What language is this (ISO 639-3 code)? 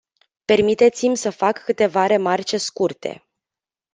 ron